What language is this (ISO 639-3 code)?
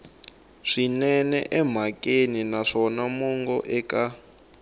tso